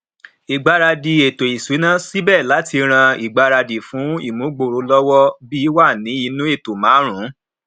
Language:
Yoruba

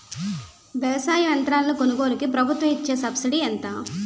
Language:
Telugu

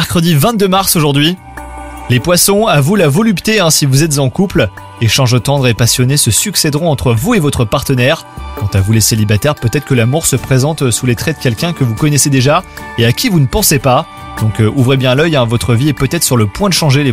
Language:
French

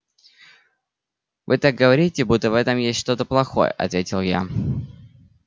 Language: Russian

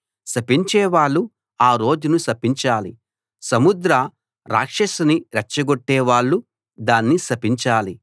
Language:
Telugu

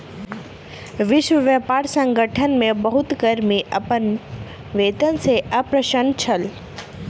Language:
Maithili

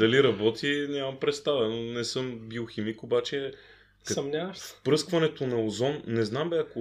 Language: Bulgarian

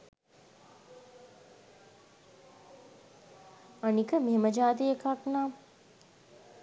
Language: Sinhala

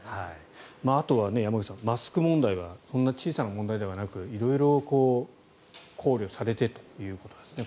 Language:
Japanese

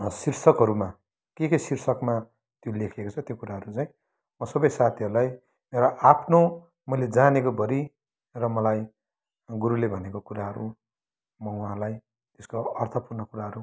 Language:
Nepali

